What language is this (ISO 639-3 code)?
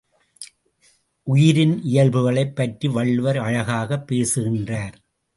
tam